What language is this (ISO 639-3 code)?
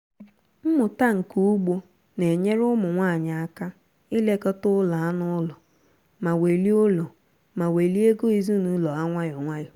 ibo